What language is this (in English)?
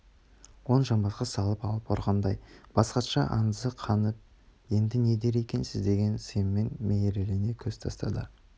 Kazakh